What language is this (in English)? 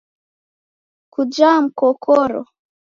Taita